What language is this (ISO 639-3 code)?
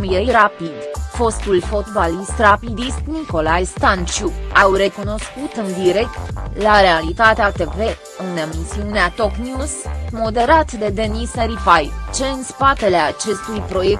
ron